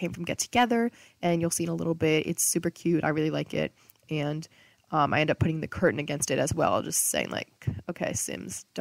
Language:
English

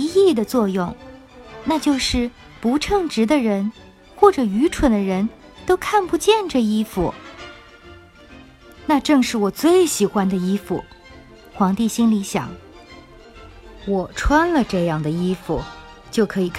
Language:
Chinese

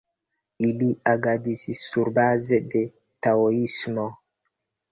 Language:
Esperanto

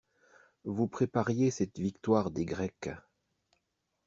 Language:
French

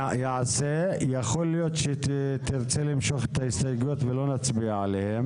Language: Hebrew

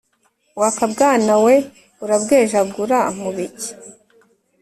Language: Kinyarwanda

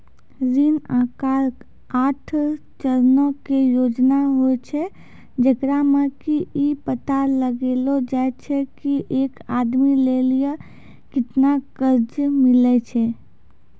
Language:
Maithili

